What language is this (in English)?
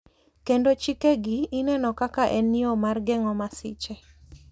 Luo (Kenya and Tanzania)